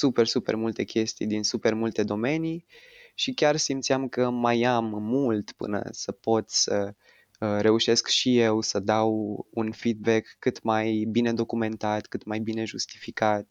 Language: Romanian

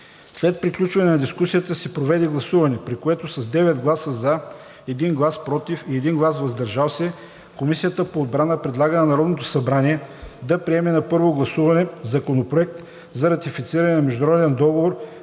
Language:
Bulgarian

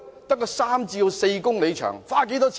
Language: Cantonese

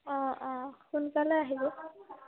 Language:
Assamese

